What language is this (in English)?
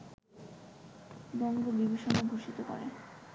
Bangla